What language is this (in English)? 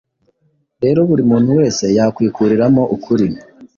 Kinyarwanda